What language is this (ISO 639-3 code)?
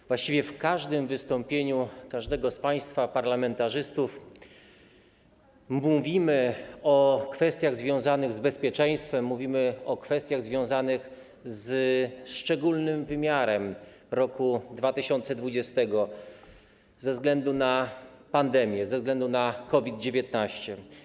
pol